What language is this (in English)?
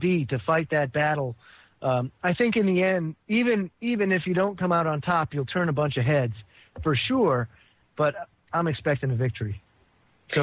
English